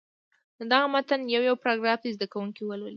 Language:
Pashto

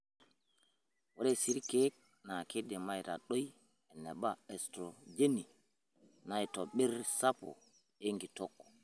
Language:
Masai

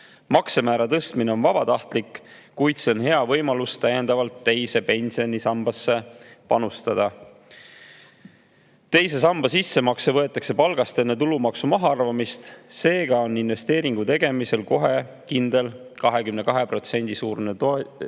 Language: Estonian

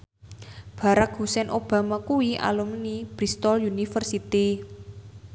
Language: Javanese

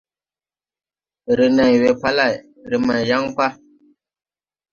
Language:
Tupuri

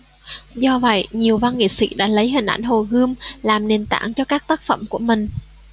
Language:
Vietnamese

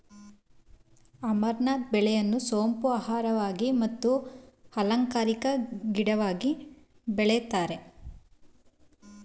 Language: Kannada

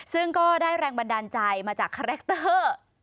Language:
Thai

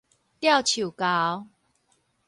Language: Min Nan Chinese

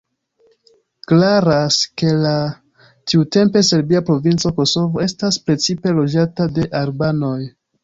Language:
Esperanto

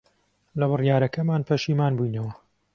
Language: Central Kurdish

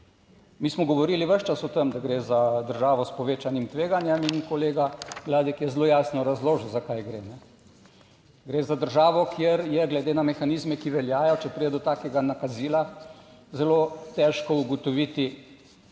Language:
Slovenian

